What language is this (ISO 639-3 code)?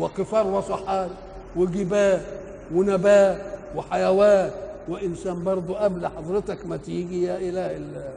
ara